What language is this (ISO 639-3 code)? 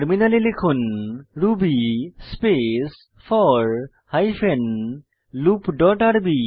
ben